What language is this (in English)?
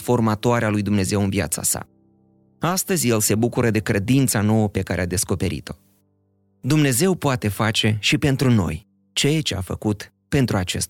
Romanian